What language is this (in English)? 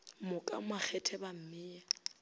Northern Sotho